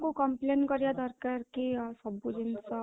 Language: Odia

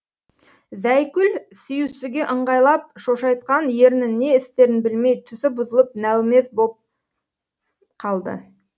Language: Kazakh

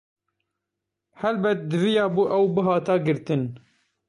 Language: Kurdish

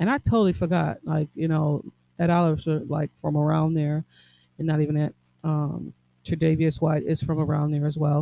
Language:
English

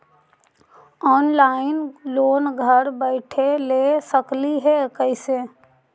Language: Magahi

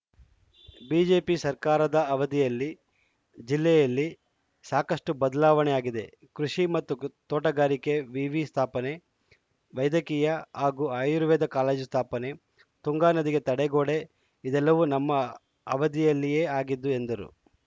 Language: Kannada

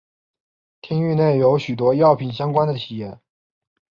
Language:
Chinese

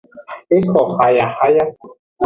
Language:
Aja (Benin)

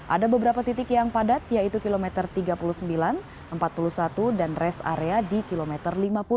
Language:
Indonesian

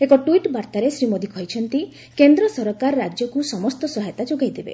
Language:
Odia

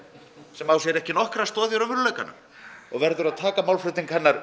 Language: Icelandic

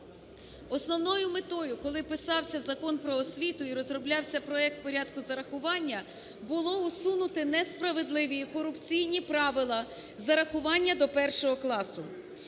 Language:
Ukrainian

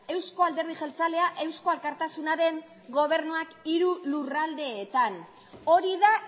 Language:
Basque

